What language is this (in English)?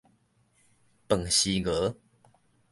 Min Nan Chinese